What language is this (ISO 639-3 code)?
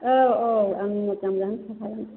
brx